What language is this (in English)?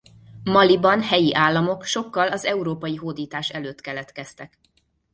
Hungarian